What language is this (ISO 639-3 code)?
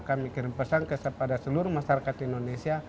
ind